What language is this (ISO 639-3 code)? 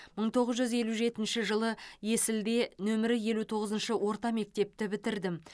kaz